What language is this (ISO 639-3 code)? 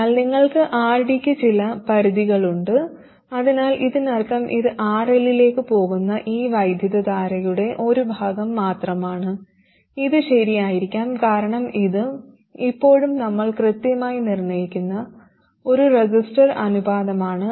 mal